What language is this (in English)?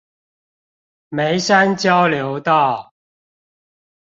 Chinese